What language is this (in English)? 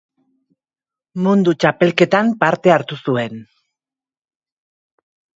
Basque